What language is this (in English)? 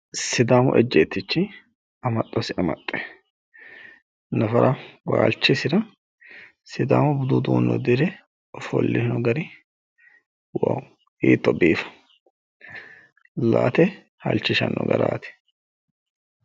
Sidamo